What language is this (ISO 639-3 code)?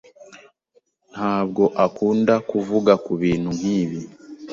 kin